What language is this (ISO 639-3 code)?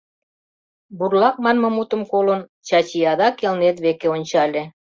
chm